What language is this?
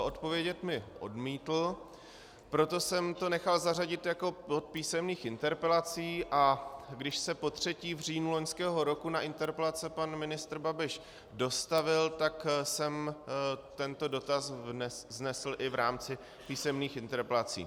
Czech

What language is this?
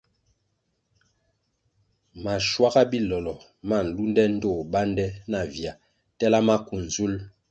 Kwasio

